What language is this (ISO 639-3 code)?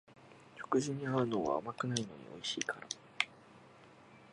jpn